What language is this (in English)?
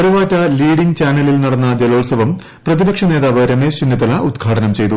Malayalam